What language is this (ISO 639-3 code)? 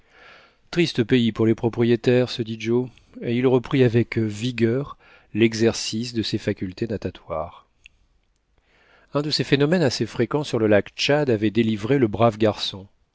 fra